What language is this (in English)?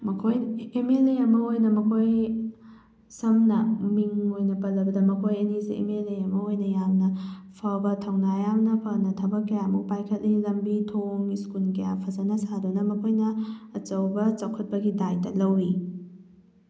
Manipuri